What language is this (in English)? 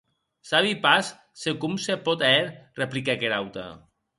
Occitan